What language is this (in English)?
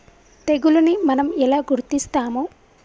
Telugu